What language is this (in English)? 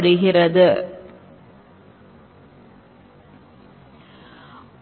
Tamil